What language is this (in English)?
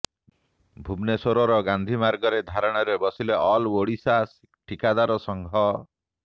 Odia